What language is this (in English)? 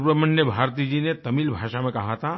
Hindi